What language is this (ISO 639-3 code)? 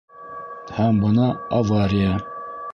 bak